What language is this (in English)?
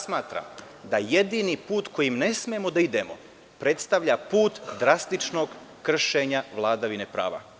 Serbian